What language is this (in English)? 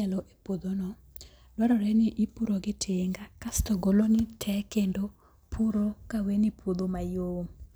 Luo (Kenya and Tanzania)